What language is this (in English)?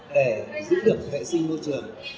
Vietnamese